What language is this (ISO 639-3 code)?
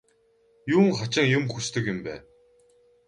mon